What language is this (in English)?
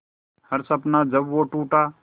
Hindi